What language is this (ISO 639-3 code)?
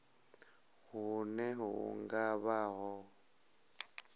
ven